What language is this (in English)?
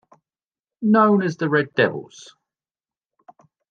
English